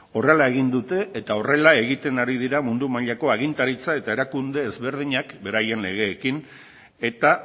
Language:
Basque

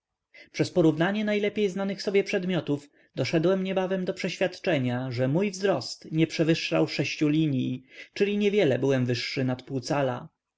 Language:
Polish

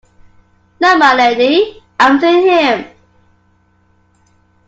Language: English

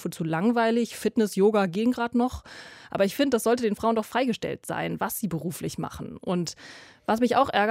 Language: German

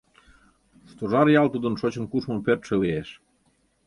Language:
Mari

